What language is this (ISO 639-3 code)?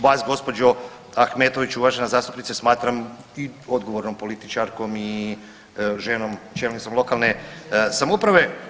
hrv